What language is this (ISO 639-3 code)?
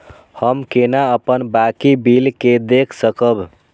mai